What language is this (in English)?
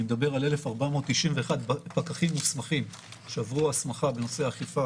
Hebrew